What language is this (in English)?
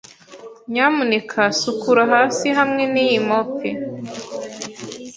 Kinyarwanda